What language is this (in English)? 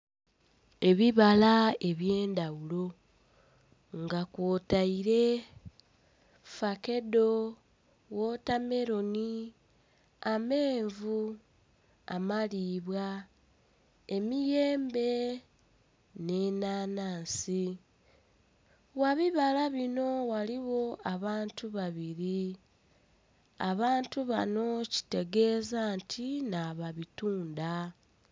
Soga